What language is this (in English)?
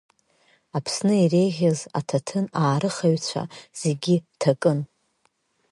Abkhazian